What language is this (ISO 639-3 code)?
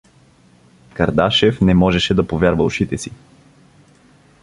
bul